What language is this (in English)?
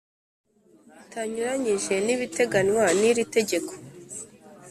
Kinyarwanda